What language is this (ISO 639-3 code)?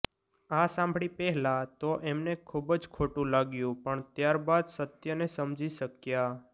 guj